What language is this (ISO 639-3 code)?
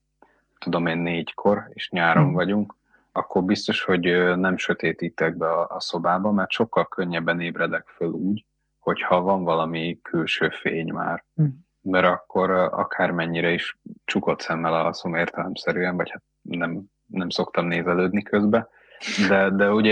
hun